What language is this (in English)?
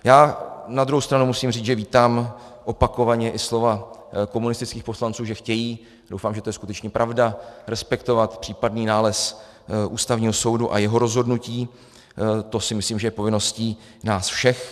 Czech